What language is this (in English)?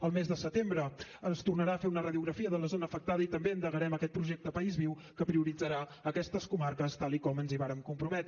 Catalan